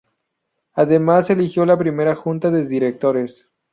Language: Spanish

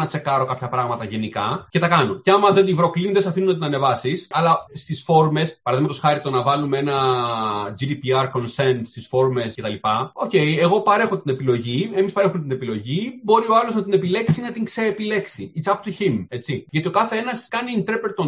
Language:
Greek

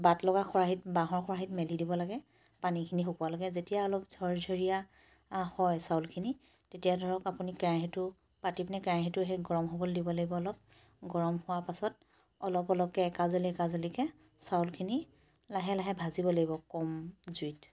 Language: Assamese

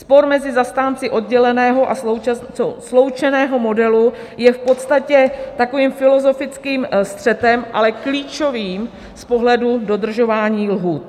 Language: Czech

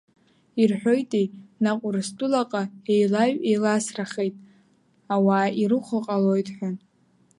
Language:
Abkhazian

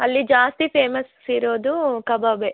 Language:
Kannada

